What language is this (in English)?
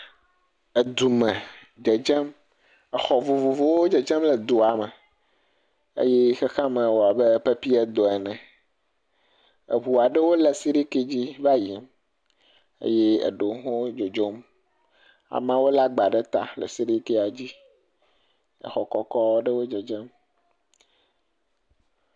Ewe